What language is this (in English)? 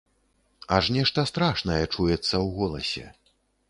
Belarusian